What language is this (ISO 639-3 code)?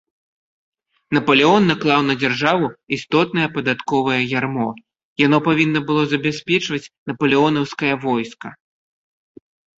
bel